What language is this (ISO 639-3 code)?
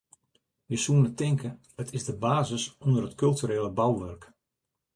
fry